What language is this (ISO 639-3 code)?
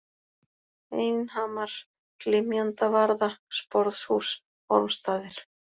isl